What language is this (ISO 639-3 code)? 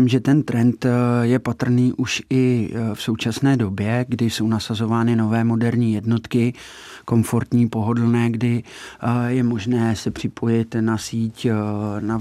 ces